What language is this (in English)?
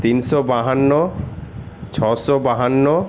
Bangla